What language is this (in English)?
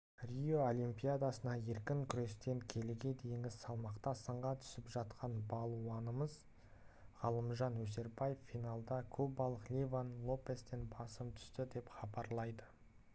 Kazakh